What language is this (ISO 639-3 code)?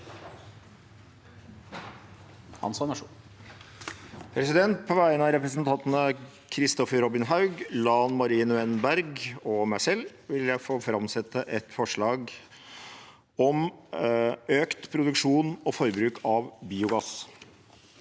nor